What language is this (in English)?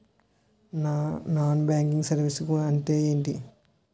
Telugu